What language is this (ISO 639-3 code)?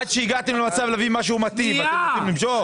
heb